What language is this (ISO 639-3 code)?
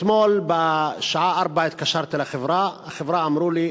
heb